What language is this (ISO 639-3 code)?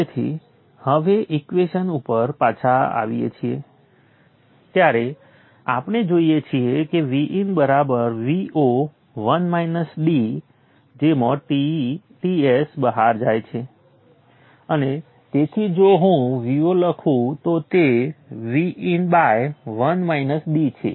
guj